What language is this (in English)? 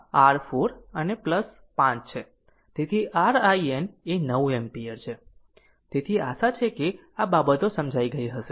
Gujarati